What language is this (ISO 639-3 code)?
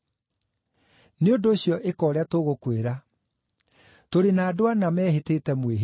kik